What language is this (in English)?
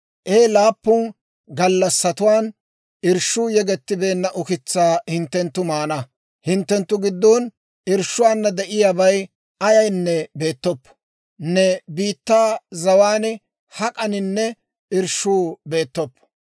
Dawro